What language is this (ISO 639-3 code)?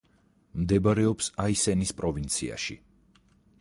kat